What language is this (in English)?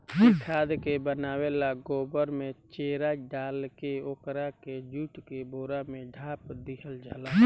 Bhojpuri